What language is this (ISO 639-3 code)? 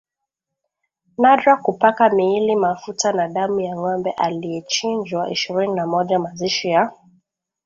swa